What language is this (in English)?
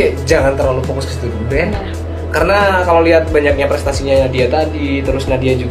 Indonesian